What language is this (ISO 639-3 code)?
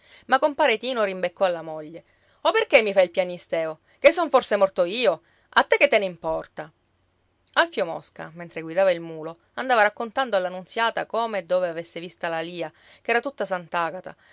ita